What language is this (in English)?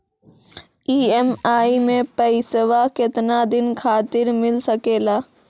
Maithili